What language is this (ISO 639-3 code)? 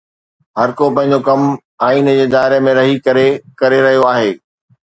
snd